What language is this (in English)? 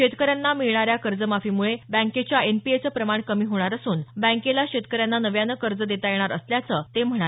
Marathi